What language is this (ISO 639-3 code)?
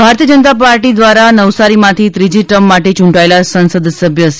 guj